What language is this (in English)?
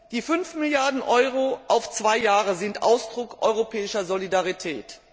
German